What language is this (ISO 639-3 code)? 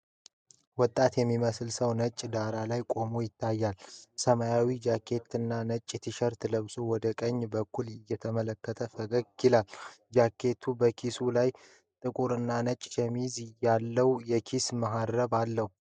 amh